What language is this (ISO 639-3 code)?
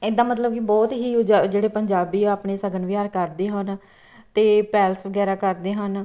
pan